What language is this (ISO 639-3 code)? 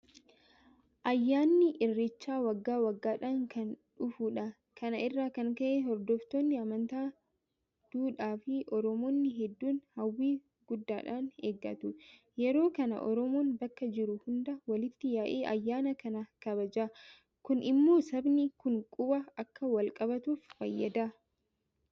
orm